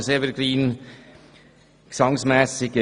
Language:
Swiss German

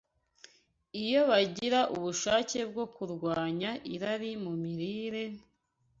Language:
Kinyarwanda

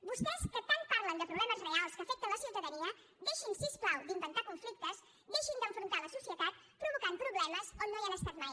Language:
Catalan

